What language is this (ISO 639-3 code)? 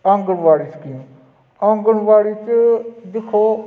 doi